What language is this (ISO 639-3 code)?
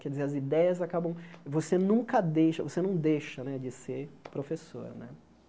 por